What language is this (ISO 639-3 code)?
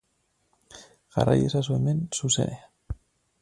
eus